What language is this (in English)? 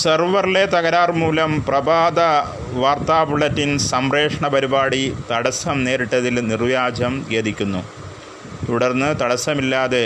Malayalam